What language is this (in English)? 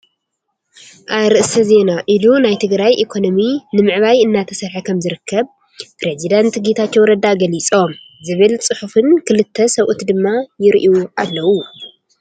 Tigrinya